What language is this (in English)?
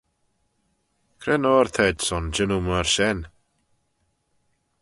Manx